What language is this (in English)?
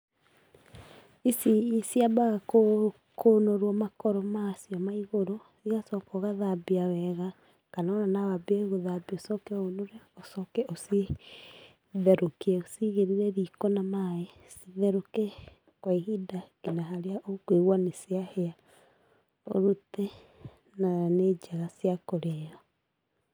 Kikuyu